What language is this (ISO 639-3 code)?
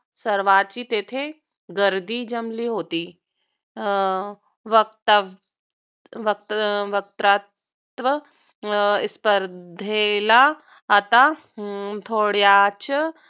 mar